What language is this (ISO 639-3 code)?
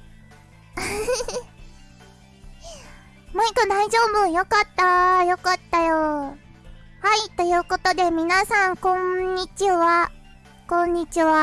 jpn